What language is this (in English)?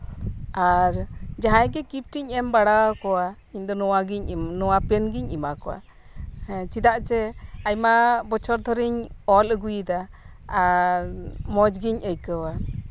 Santali